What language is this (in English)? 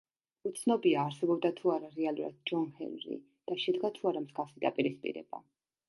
Georgian